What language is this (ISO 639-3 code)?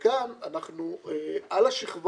heb